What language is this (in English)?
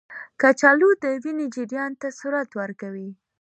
Pashto